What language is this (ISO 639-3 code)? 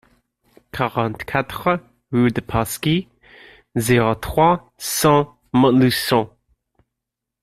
fra